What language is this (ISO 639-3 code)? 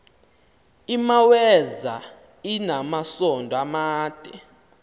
xho